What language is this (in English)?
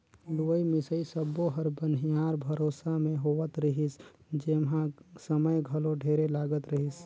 Chhattisgarhi